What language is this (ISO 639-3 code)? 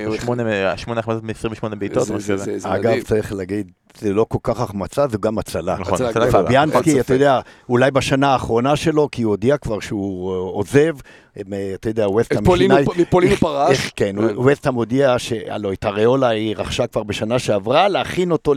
heb